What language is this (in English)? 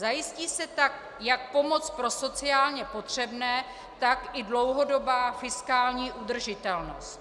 Czech